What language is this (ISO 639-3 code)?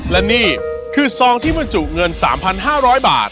tha